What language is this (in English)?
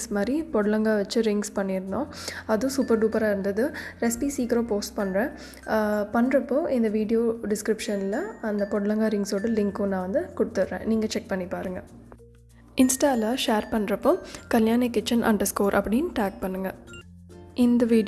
Tamil